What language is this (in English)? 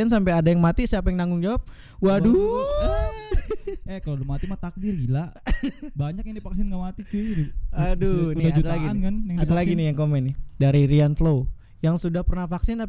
Indonesian